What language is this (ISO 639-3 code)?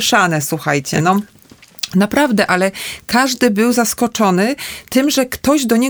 pol